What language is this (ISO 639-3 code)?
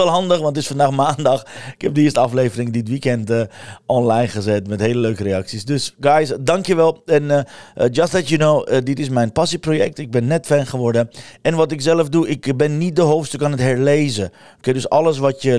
nld